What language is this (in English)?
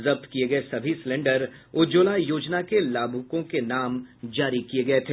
Hindi